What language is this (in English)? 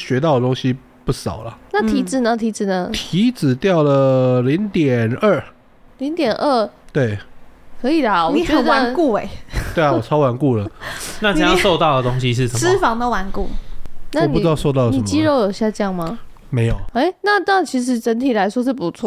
Chinese